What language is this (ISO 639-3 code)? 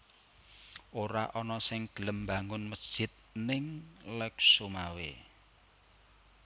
jav